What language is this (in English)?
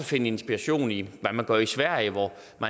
Danish